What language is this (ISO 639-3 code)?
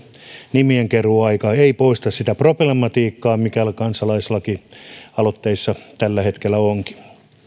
fin